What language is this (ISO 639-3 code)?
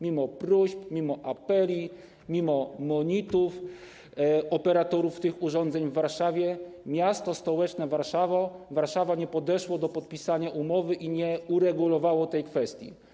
pol